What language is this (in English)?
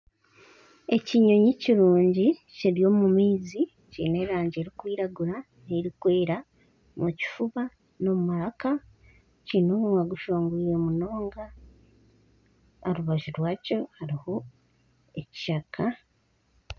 Nyankole